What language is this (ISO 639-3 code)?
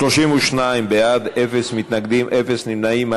heb